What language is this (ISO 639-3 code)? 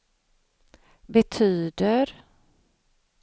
swe